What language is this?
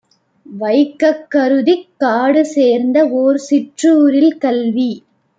Tamil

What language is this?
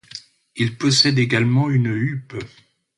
French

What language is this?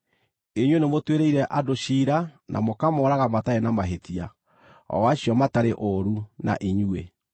Kikuyu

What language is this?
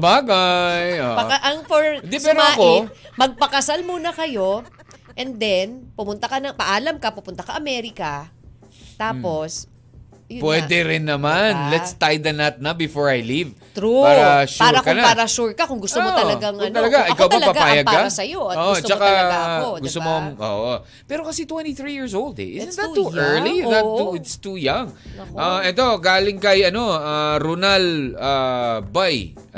Filipino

